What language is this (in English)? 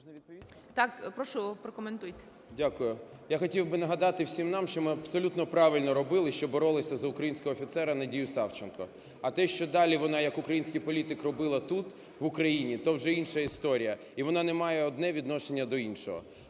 Ukrainian